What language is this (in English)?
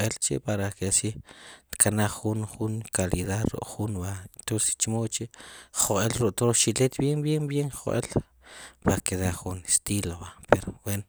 Sipacapense